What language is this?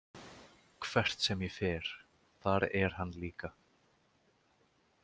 Icelandic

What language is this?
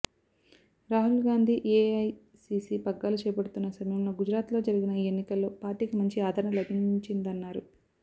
Telugu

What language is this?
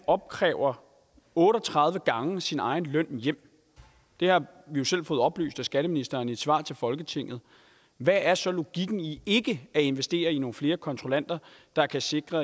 Danish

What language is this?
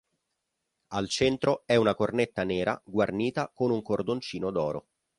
Italian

